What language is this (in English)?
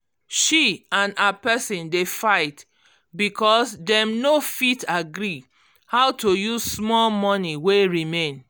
Nigerian Pidgin